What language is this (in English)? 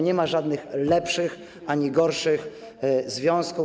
Polish